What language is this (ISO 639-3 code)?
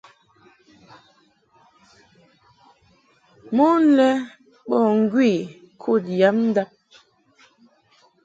mhk